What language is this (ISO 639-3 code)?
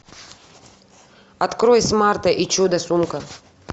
rus